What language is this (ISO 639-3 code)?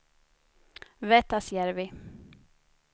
swe